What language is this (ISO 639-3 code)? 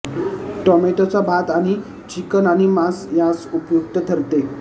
mar